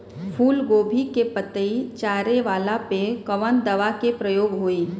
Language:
Bhojpuri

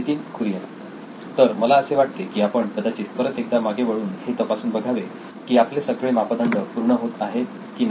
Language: Marathi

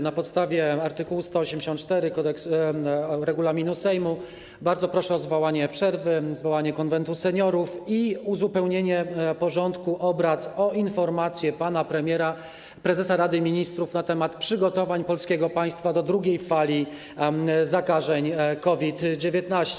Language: Polish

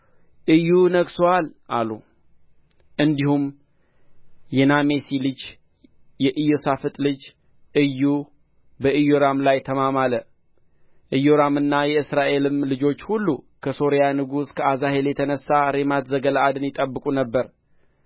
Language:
Amharic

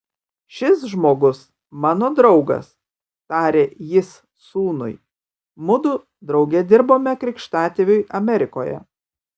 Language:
Lithuanian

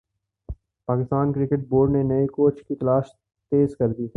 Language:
Urdu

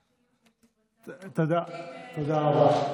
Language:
Hebrew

